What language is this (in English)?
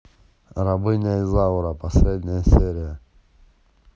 Russian